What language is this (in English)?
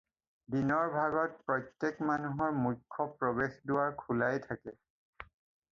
Assamese